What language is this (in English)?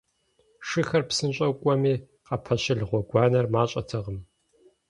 Kabardian